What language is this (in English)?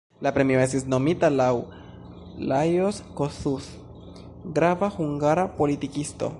Esperanto